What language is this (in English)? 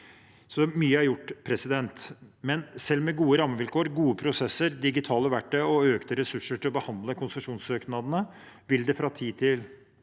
Norwegian